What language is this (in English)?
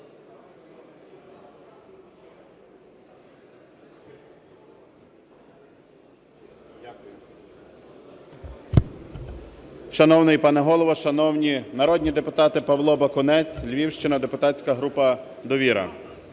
Ukrainian